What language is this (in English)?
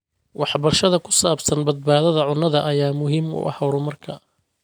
Somali